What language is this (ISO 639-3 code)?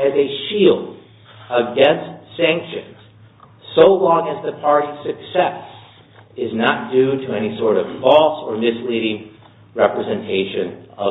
eng